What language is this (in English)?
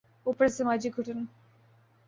Urdu